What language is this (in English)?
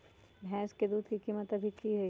Magahi